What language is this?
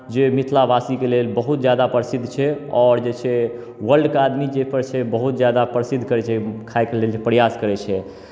Maithili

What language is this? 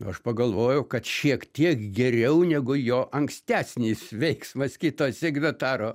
Lithuanian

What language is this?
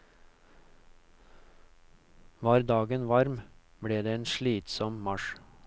Norwegian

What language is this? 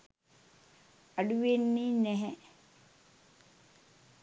Sinhala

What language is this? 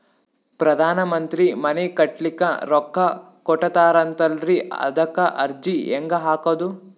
Kannada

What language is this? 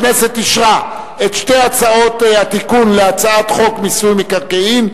Hebrew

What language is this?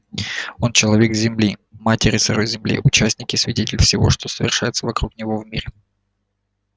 Russian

